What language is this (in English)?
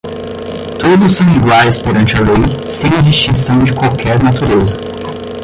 Portuguese